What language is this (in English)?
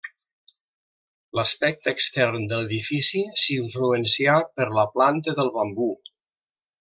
Catalan